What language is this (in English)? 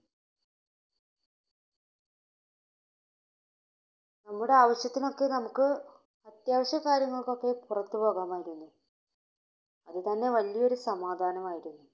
Malayalam